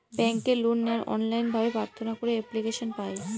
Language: Bangla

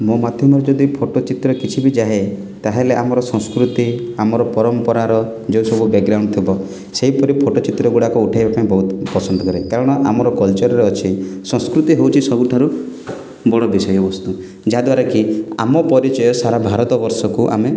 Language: Odia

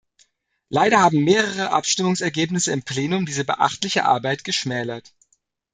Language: German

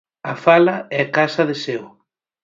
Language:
Galician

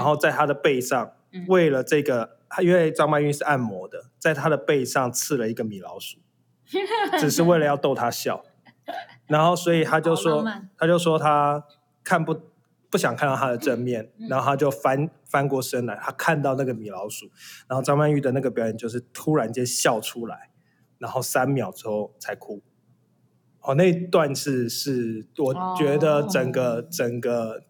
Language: Chinese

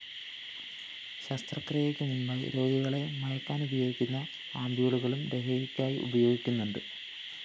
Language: Malayalam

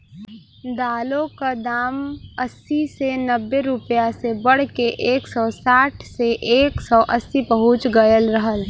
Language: Bhojpuri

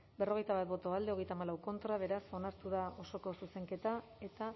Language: Basque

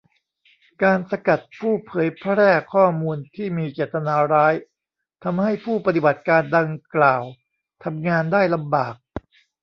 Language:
Thai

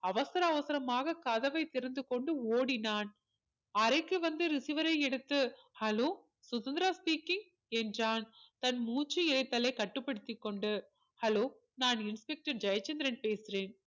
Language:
Tamil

